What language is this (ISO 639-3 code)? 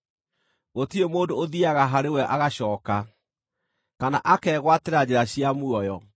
kik